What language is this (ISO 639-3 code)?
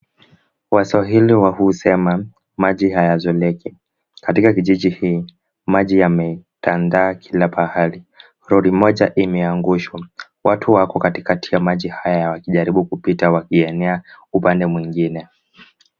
swa